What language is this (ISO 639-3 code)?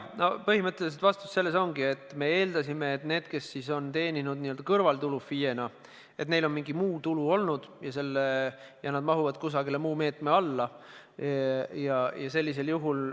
est